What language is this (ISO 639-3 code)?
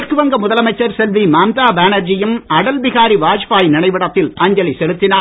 tam